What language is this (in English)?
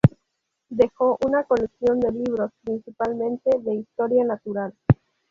Spanish